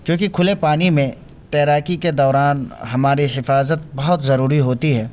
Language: Urdu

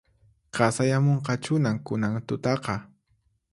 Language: Puno Quechua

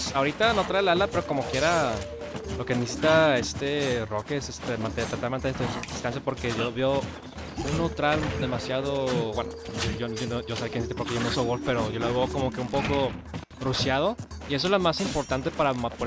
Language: Spanish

